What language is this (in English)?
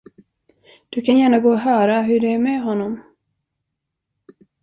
Swedish